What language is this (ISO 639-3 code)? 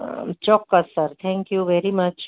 guj